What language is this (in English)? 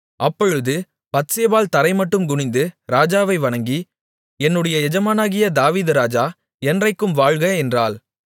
Tamil